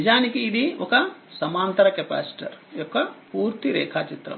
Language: Telugu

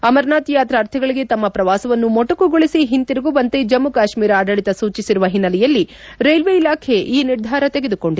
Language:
Kannada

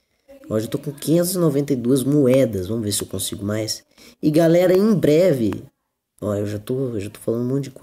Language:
Portuguese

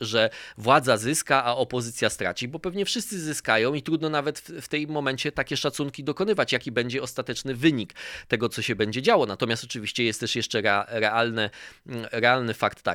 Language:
Polish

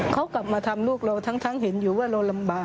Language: Thai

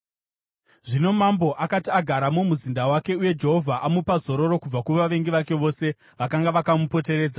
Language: Shona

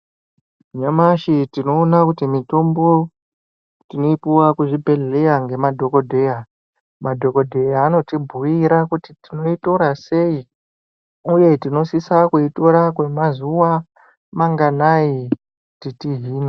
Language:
Ndau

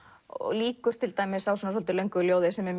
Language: Icelandic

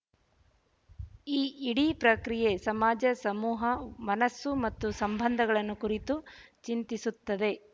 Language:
Kannada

